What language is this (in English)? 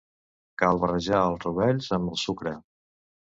Catalan